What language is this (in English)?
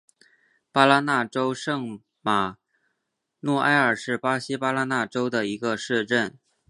Chinese